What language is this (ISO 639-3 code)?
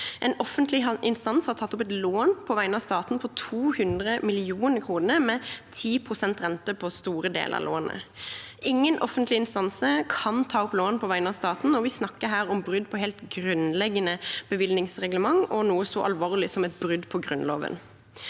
nor